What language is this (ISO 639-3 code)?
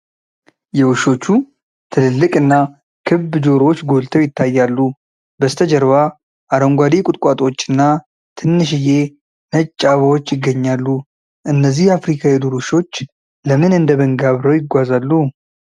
amh